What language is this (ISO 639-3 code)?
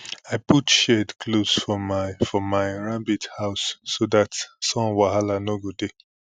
pcm